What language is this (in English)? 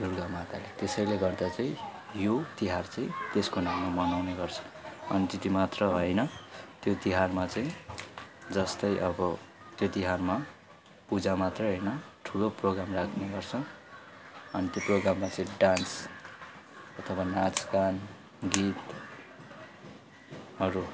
Nepali